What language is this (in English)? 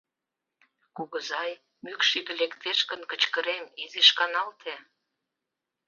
Mari